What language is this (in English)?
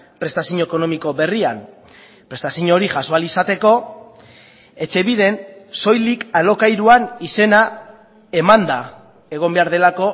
Basque